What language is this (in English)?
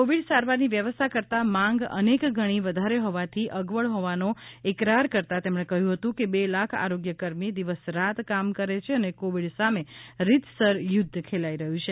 Gujarati